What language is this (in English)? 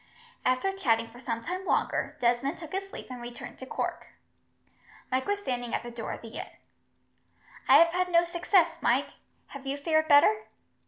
English